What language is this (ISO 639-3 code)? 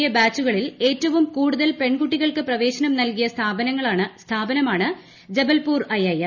mal